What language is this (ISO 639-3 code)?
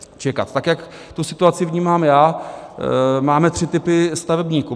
ces